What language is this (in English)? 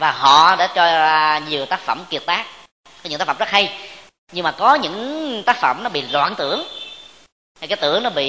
Vietnamese